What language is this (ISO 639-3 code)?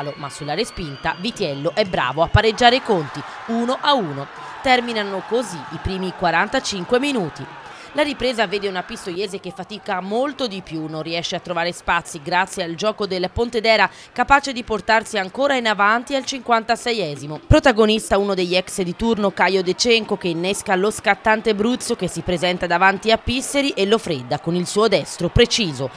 ita